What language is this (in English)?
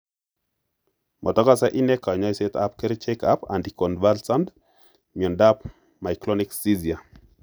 Kalenjin